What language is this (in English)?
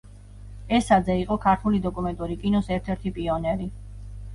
Georgian